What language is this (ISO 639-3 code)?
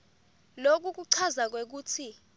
ssw